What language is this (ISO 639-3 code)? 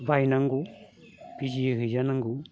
brx